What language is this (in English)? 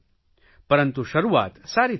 Gujarati